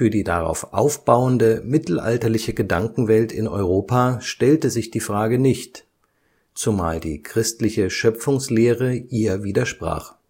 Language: German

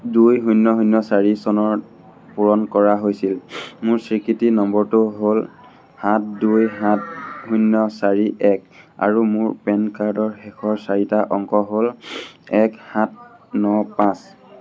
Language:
Assamese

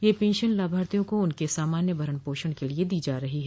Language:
Hindi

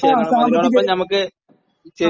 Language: Malayalam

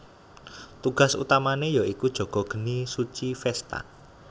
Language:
Javanese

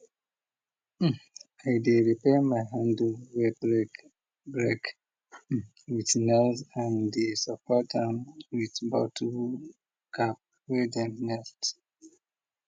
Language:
Nigerian Pidgin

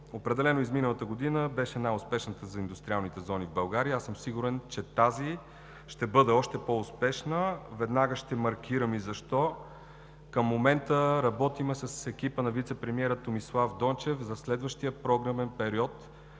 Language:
Bulgarian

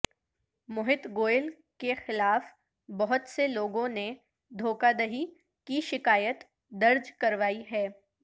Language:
Urdu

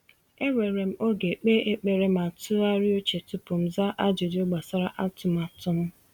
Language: Igbo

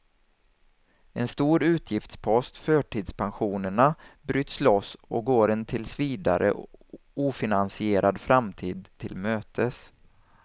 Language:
Swedish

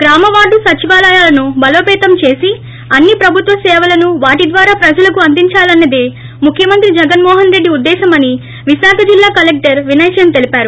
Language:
Telugu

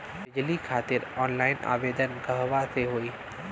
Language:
Bhojpuri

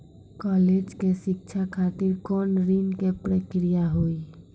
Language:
Maithili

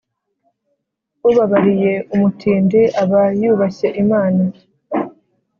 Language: Kinyarwanda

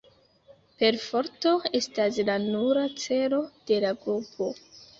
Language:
Esperanto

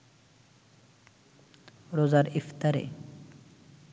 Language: Bangla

